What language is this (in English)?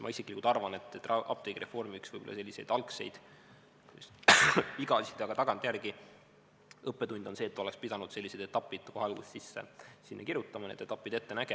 Estonian